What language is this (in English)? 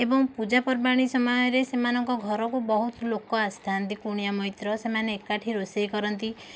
Odia